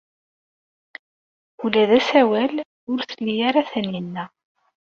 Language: Kabyle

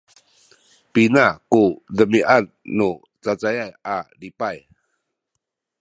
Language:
Sakizaya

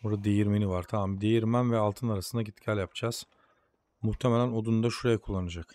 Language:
Turkish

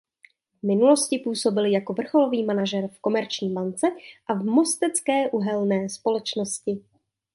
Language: Czech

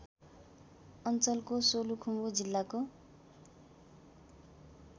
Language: Nepali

